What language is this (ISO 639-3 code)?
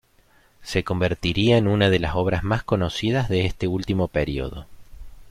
spa